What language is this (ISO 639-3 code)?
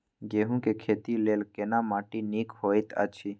mai